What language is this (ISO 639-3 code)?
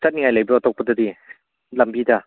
mni